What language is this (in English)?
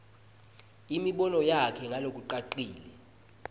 Swati